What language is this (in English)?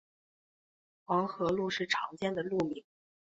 Chinese